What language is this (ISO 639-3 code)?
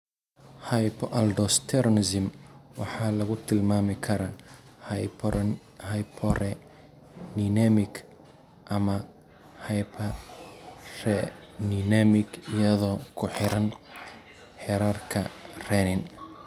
som